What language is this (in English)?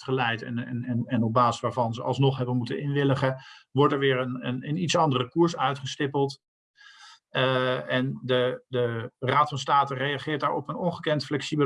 Dutch